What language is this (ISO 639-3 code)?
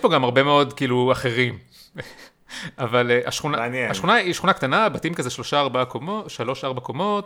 heb